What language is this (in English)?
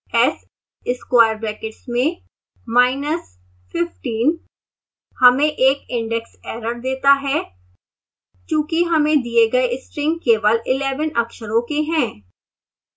Hindi